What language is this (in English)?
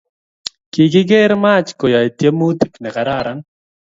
Kalenjin